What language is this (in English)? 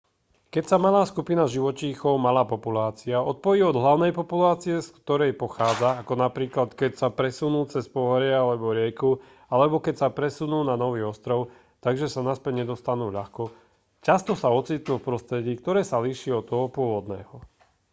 Slovak